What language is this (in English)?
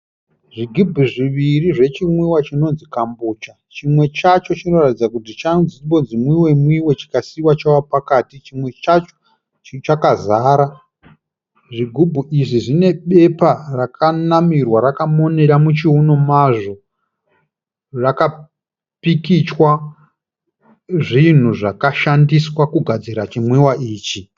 Shona